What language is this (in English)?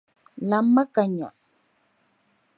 Dagbani